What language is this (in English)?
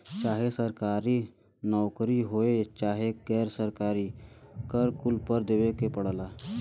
Bhojpuri